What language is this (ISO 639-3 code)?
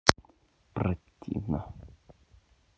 rus